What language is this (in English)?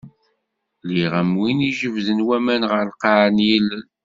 Kabyle